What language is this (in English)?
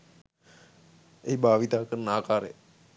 Sinhala